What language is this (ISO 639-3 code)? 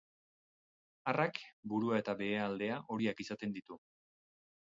eus